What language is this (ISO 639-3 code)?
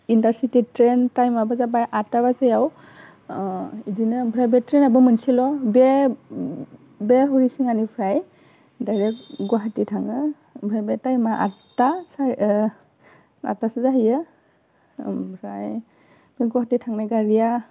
brx